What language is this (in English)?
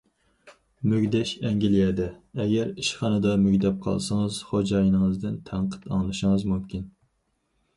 Uyghur